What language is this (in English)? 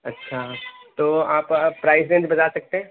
Urdu